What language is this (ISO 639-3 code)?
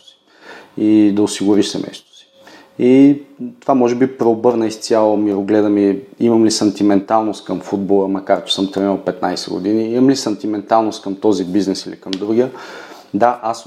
bul